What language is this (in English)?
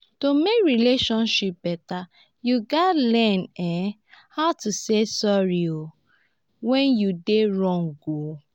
Nigerian Pidgin